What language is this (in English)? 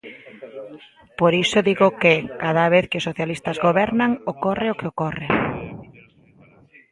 Galician